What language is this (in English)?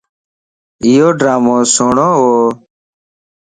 Lasi